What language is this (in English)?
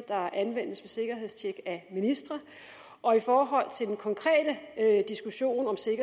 Danish